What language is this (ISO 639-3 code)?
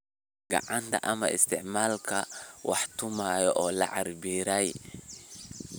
som